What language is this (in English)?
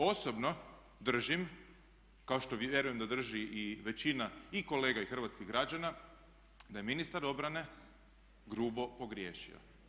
Croatian